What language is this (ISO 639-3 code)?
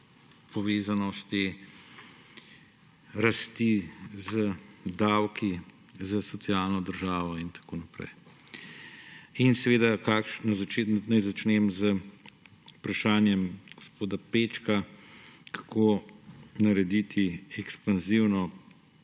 slv